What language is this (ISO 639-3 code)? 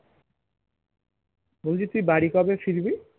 ben